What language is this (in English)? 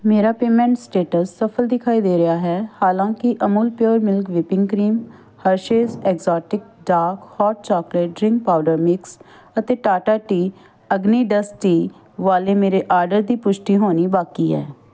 Punjabi